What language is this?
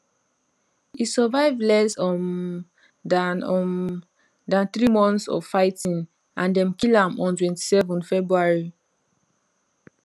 Nigerian Pidgin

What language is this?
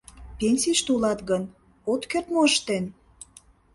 Mari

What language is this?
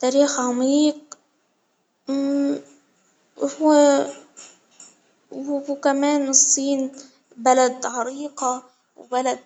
Hijazi Arabic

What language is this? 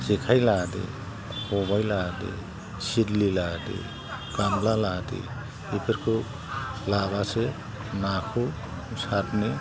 Bodo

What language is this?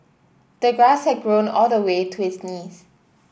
English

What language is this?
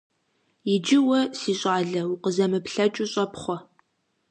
Kabardian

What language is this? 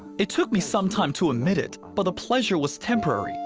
English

